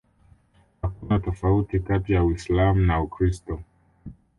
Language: Swahili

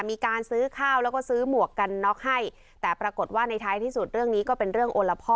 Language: Thai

